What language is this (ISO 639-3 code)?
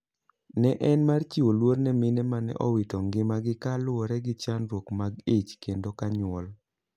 luo